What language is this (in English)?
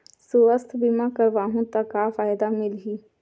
Chhattisgarhi